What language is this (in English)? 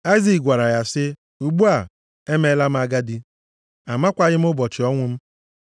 Igbo